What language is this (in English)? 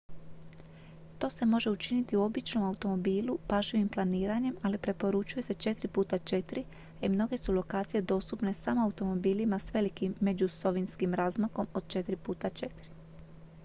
Croatian